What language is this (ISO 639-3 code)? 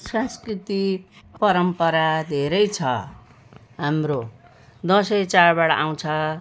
nep